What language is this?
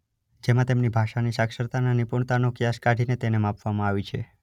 Gujarati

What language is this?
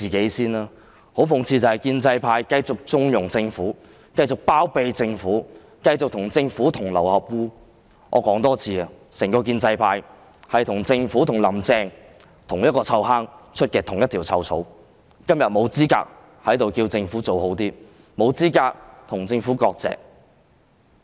Cantonese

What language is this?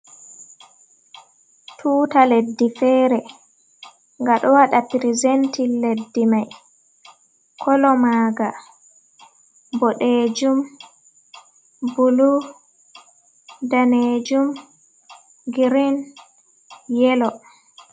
Fula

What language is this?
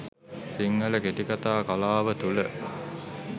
Sinhala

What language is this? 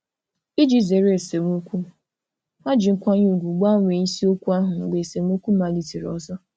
Igbo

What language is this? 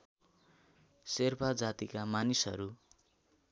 Nepali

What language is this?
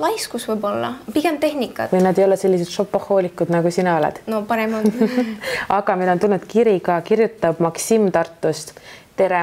Finnish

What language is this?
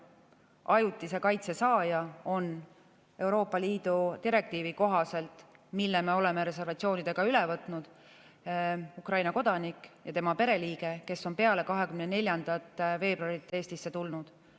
Estonian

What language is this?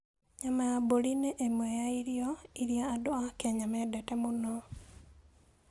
Kikuyu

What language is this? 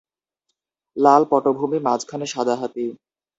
Bangla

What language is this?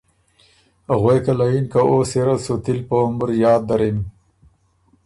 Ormuri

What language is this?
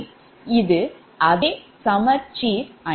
Tamil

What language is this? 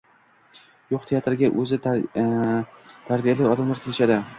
Uzbek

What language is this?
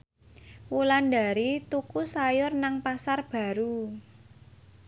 Javanese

